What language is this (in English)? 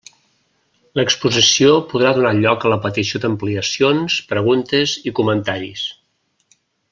Catalan